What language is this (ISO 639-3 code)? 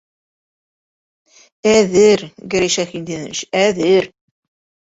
bak